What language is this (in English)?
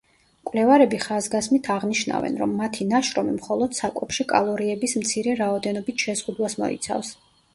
Georgian